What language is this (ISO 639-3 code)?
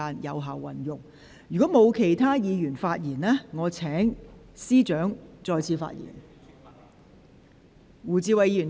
yue